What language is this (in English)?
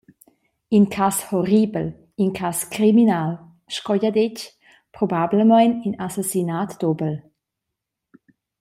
Romansh